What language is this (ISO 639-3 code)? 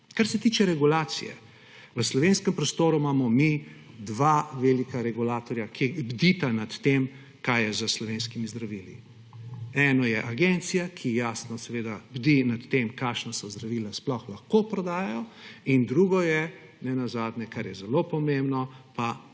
slv